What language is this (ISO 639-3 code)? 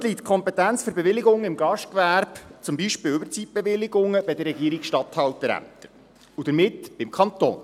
gsw